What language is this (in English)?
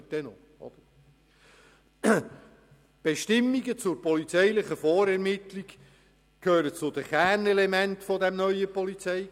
Swiss German